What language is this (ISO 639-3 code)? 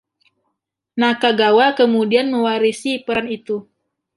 ind